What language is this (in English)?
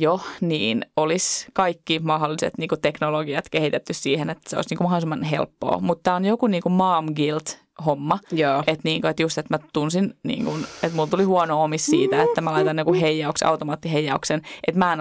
Finnish